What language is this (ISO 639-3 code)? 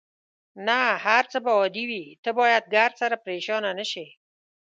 pus